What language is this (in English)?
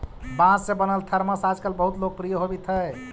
Magahi